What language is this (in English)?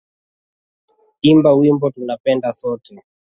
Swahili